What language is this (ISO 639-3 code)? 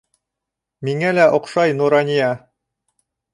bak